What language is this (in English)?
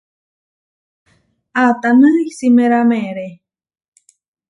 Huarijio